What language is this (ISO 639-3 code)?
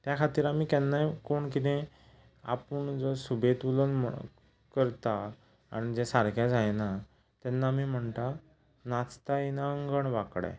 kok